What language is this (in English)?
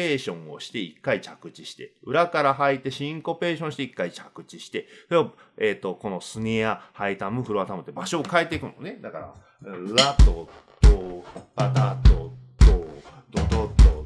Japanese